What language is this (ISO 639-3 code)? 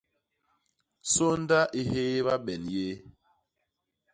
bas